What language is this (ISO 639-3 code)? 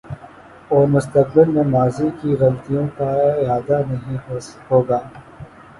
urd